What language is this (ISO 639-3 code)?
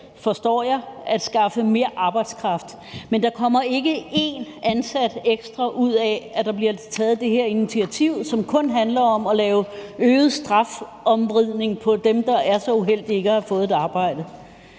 dan